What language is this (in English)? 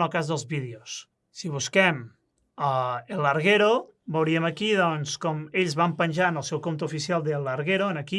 Catalan